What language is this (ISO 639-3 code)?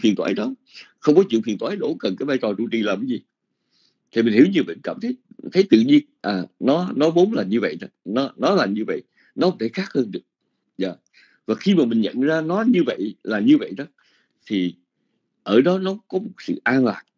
vie